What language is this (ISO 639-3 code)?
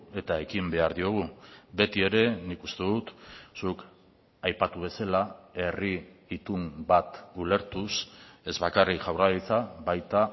eus